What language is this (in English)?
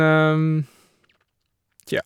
Norwegian